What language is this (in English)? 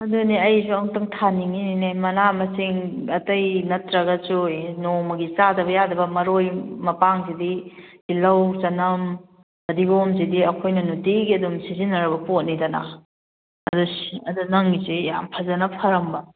Manipuri